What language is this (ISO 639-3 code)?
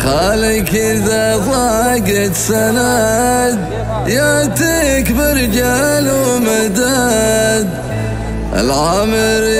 ara